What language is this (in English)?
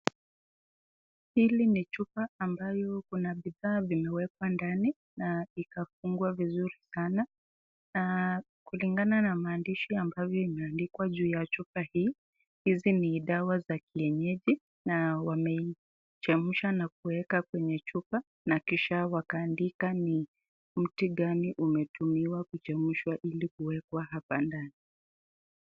Swahili